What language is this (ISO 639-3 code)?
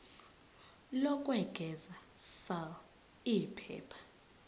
zul